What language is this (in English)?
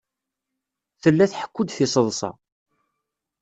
Kabyle